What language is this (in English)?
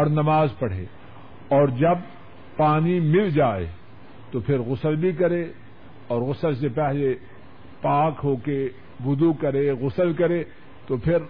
Urdu